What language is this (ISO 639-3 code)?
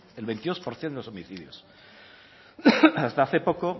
spa